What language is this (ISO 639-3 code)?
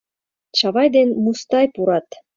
chm